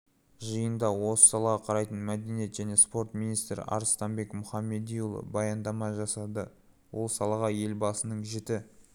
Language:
Kazakh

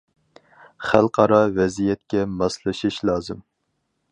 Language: Uyghur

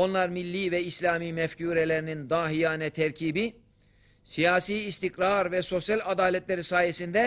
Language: Turkish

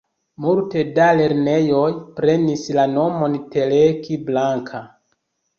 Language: Esperanto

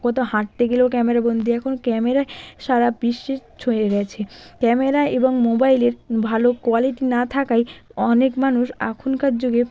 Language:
Bangla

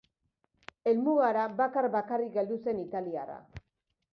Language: Basque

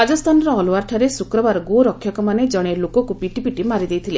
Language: Odia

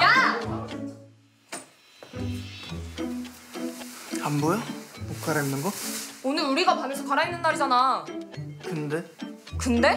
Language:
Korean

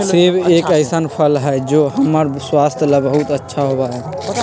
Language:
Magahi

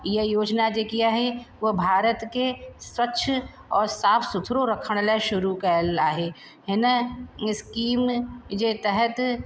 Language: Sindhi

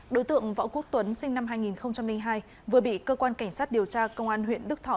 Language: Vietnamese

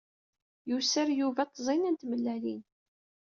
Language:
Kabyle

